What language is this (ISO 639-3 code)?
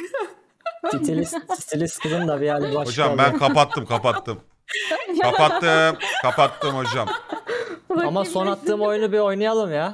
tur